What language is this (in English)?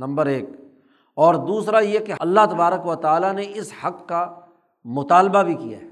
Urdu